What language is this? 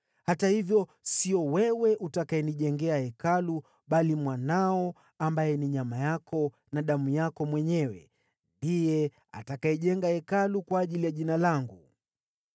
Swahili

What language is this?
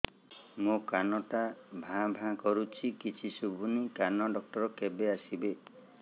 Odia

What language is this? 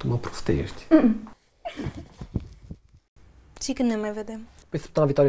Romanian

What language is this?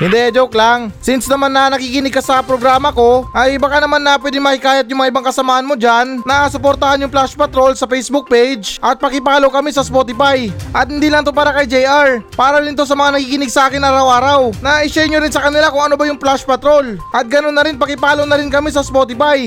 Filipino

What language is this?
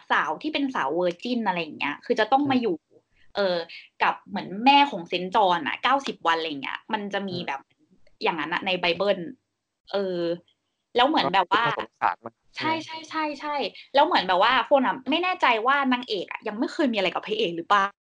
Thai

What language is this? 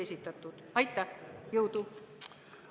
Estonian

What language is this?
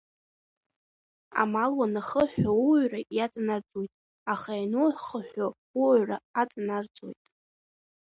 Abkhazian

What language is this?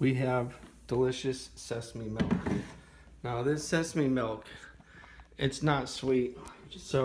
English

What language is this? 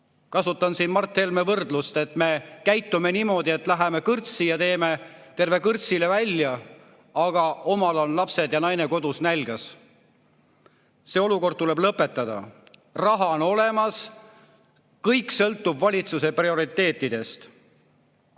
Estonian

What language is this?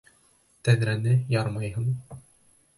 Bashkir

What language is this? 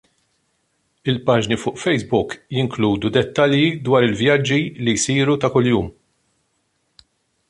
Maltese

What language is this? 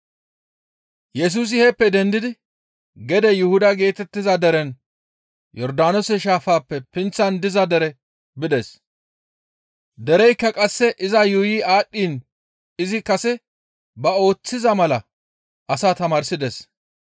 Gamo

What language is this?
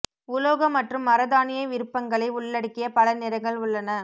Tamil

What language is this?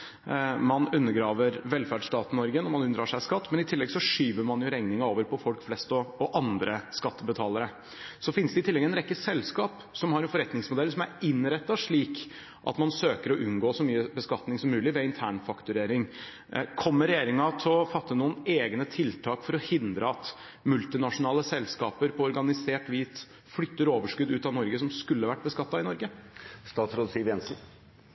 Norwegian Bokmål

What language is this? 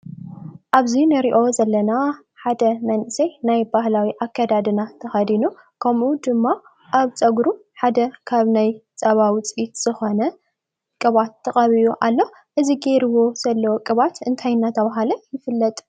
Tigrinya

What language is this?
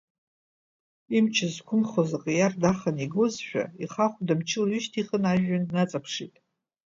Abkhazian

